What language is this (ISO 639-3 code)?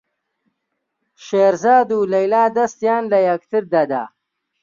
ckb